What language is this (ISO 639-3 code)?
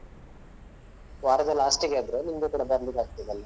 kan